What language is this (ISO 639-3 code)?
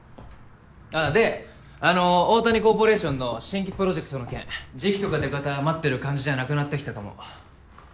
jpn